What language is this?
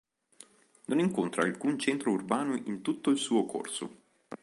Italian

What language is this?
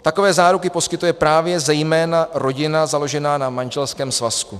Czech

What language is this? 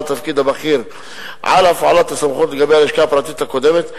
Hebrew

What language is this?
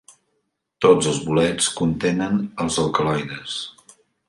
Catalan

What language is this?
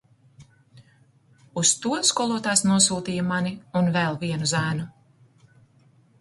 Latvian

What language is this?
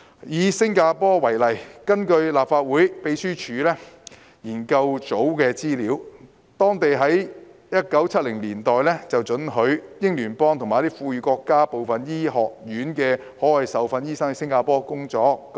Cantonese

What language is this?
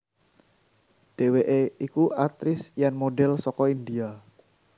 Javanese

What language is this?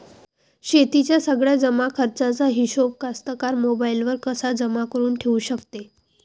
Marathi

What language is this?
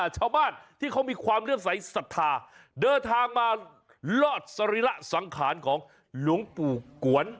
Thai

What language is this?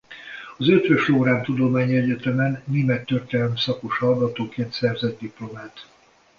Hungarian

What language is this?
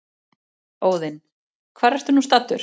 Icelandic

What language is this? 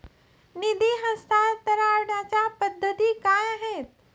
Marathi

